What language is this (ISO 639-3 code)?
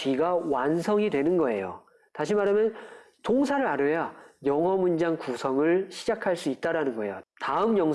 kor